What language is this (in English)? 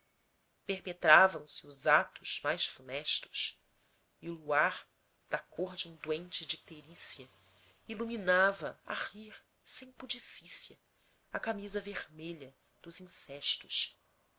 Portuguese